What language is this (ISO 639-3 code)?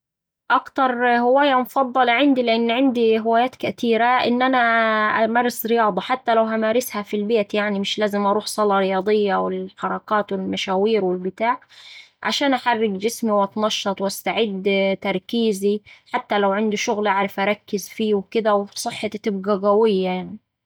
aec